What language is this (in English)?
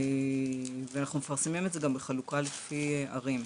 Hebrew